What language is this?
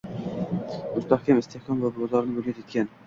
Uzbek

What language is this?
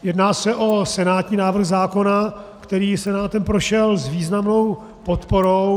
Czech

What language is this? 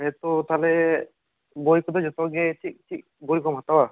Santali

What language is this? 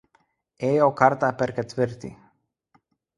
Lithuanian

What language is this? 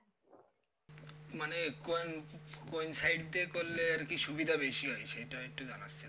Bangla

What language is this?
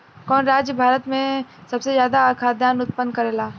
Bhojpuri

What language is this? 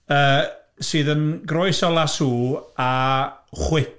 Welsh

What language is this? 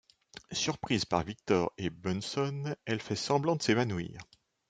French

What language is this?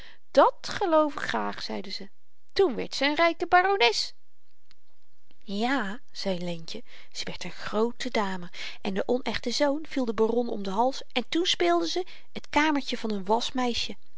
Dutch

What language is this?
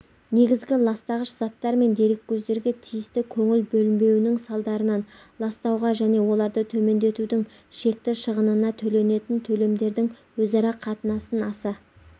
Kazakh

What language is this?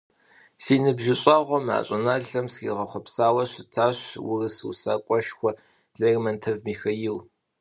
Kabardian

